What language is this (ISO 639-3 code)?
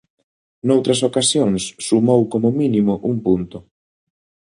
glg